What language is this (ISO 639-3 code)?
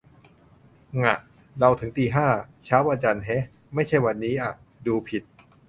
tha